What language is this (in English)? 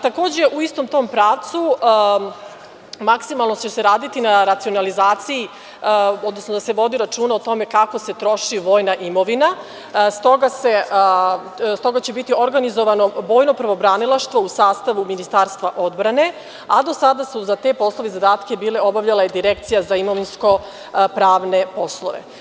Serbian